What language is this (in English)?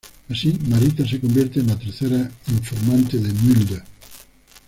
Spanish